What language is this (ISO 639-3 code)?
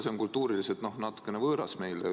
est